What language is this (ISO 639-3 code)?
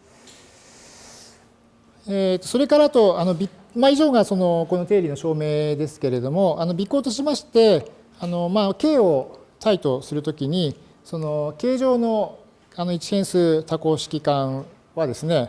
jpn